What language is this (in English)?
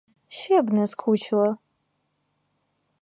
Ukrainian